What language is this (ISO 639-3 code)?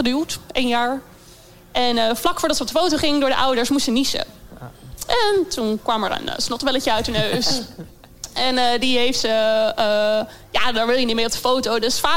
nld